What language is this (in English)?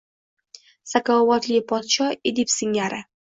Uzbek